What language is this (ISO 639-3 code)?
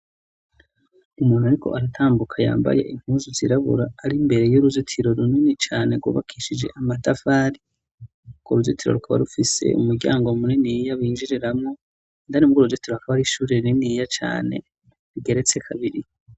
run